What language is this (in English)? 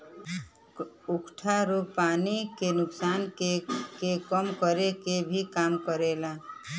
Bhojpuri